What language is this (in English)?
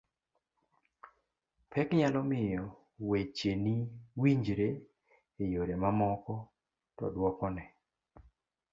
Luo (Kenya and Tanzania)